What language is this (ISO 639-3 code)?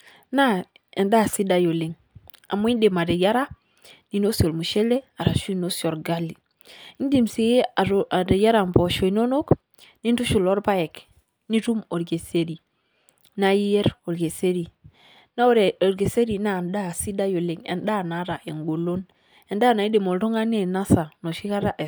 mas